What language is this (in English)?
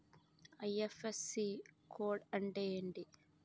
Telugu